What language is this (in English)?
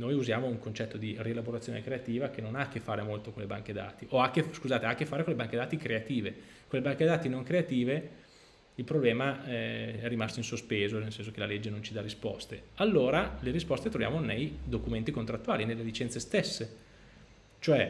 Italian